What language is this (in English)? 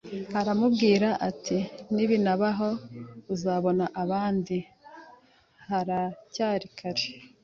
Kinyarwanda